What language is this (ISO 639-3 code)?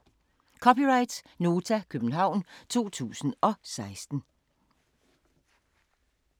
dan